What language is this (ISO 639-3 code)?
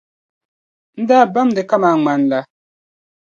dag